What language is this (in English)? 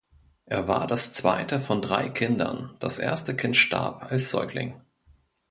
German